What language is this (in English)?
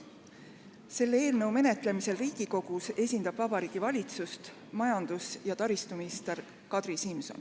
Estonian